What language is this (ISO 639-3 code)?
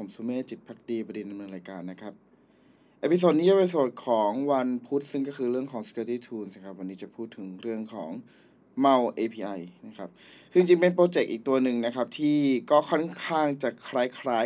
tha